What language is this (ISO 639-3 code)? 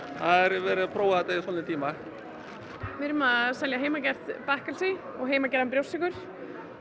isl